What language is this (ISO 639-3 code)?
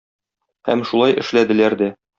tat